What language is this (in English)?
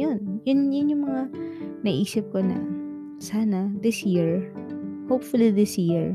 Filipino